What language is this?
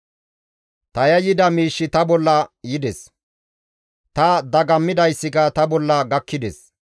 Gamo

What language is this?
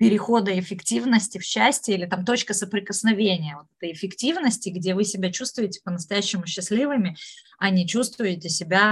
Russian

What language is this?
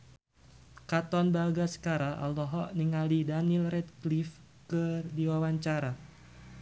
Sundanese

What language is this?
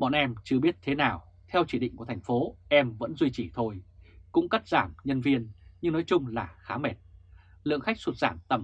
Vietnamese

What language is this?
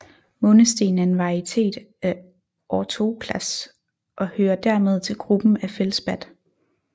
Danish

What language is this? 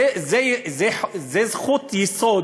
Hebrew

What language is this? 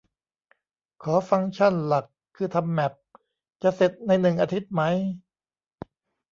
Thai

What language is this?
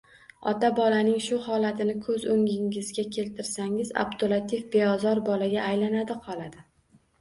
Uzbek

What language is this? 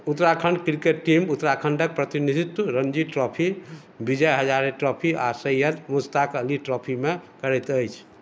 Maithili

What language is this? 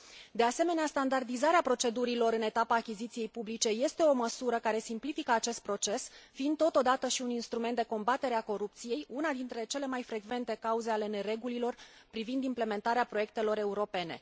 Romanian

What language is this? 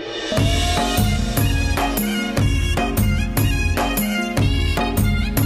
Kannada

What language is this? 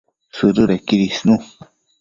Matsés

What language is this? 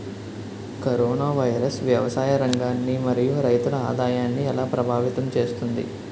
Telugu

